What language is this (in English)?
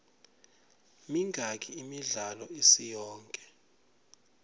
Swati